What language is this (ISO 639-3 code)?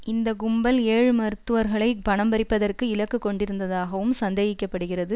tam